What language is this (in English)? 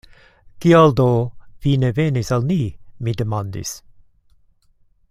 Esperanto